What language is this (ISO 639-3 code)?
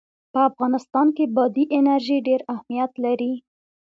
pus